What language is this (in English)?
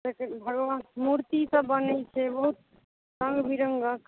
Maithili